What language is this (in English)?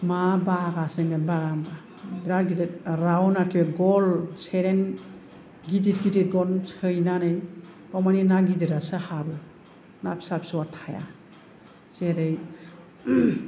Bodo